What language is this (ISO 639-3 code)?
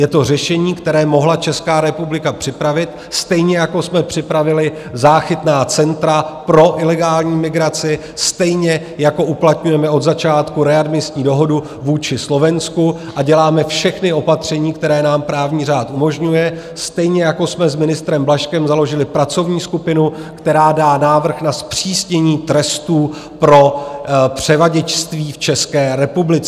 ces